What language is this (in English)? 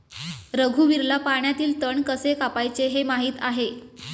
Marathi